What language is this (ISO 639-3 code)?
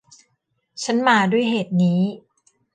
tha